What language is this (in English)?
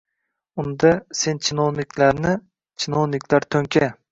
Uzbek